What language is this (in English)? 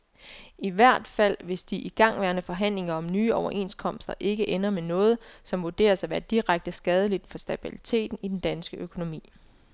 Danish